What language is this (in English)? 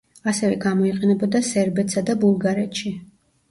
Georgian